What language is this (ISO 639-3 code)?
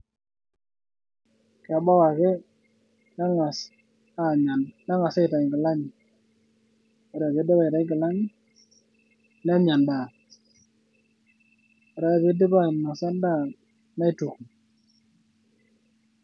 mas